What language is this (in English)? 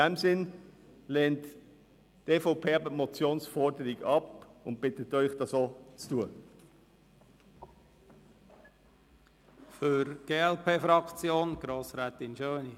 Swiss German